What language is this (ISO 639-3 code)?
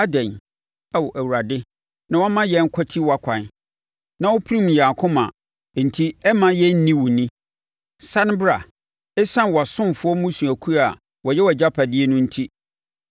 aka